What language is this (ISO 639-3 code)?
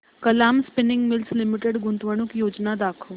mar